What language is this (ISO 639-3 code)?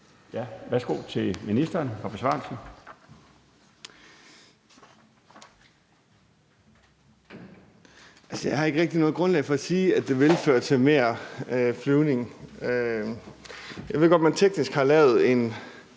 dan